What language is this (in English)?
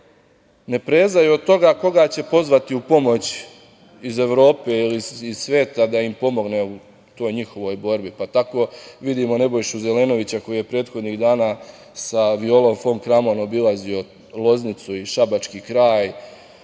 Serbian